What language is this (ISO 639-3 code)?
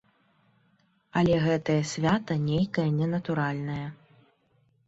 bel